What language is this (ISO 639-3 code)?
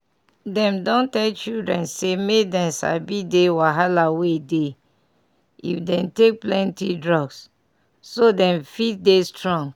pcm